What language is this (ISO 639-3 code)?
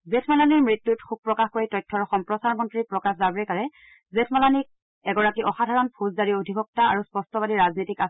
asm